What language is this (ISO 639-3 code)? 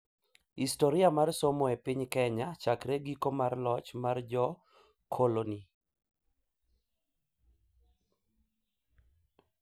luo